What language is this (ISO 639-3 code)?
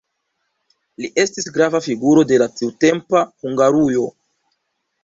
epo